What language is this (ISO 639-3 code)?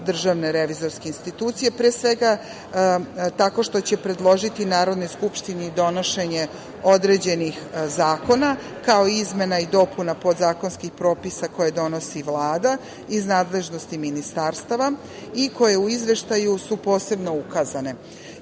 srp